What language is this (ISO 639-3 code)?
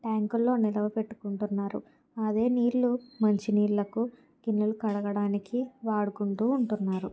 tel